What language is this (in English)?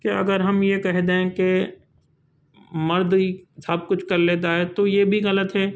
Urdu